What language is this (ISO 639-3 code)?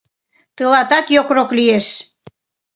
chm